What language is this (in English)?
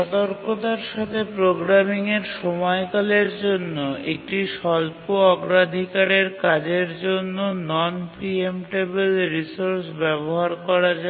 Bangla